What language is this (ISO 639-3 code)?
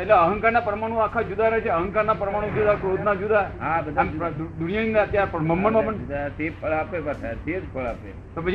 guj